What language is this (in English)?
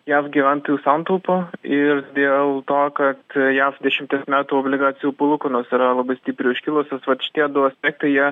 Lithuanian